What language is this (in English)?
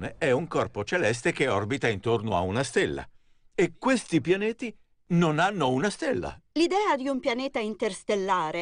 Italian